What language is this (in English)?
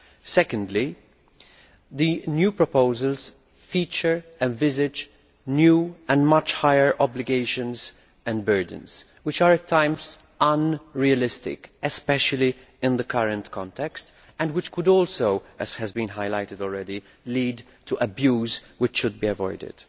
English